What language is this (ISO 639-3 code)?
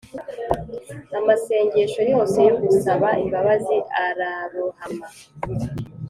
kin